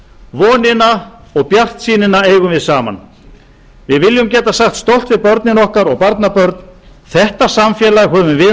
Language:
Icelandic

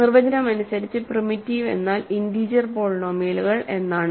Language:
Malayalam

